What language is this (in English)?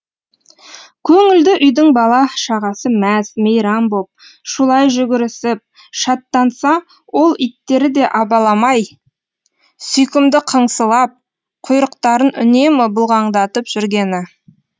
Kazakh